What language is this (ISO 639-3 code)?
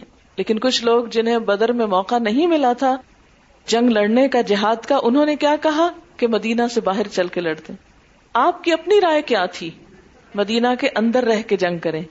urd